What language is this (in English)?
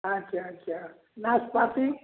Maithili